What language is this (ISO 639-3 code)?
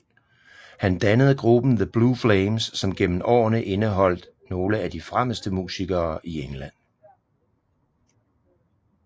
dan